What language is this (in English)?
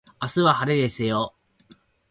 Japanese